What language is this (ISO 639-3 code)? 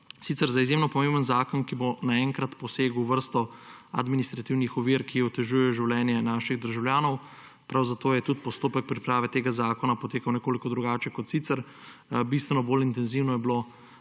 slv